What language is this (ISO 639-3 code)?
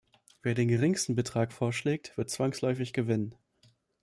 deu